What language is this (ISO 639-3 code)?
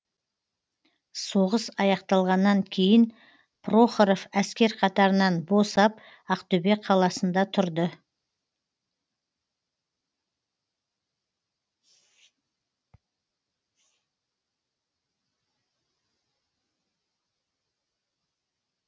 kaz